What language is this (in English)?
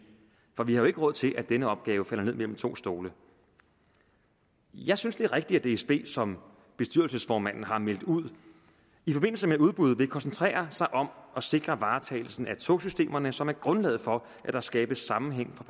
Danish